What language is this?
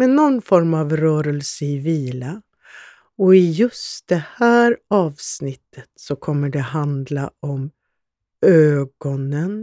Swedish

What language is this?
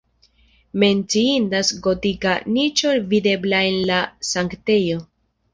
Esperanto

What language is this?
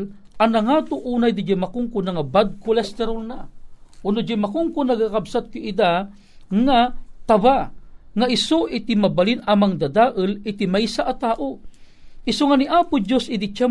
Filipino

